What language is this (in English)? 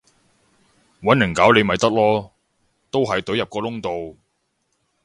Cantonese